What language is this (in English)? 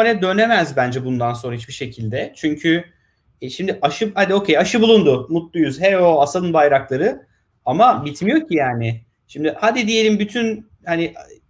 Turkish